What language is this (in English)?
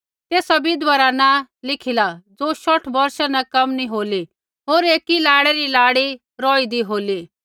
Kullu Pahari